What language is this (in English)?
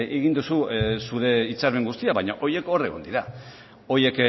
Basque